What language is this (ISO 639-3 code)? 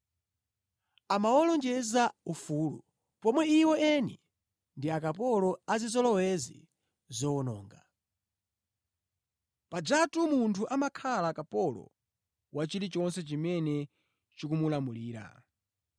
nya